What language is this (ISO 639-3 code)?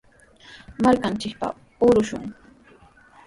qws